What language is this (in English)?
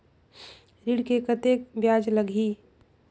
Chhattisgarhi